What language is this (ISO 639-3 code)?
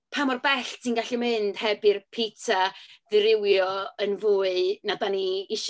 cym